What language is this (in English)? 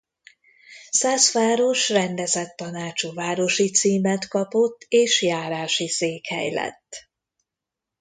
Hungarian